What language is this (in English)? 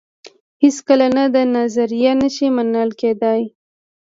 Pashto